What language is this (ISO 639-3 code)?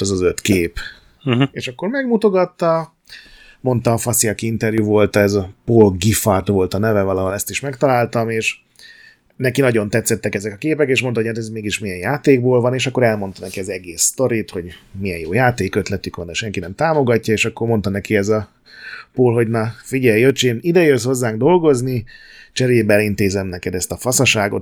hun